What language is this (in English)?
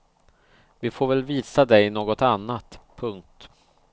Swedish